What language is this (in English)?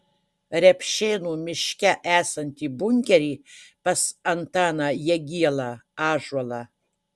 Lithuanian